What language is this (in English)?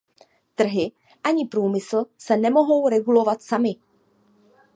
Czech